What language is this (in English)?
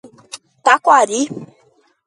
Portuguese